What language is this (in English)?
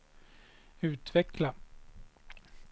Swedish